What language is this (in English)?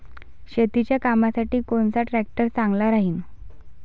Marathi